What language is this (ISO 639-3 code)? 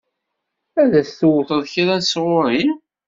kab